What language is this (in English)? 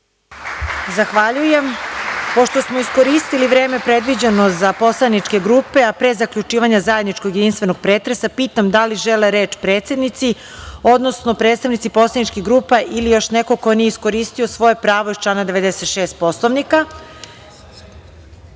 Serbian